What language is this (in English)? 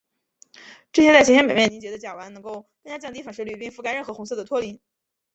Chinese